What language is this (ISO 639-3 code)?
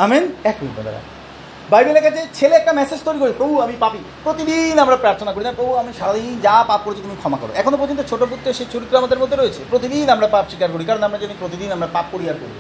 ben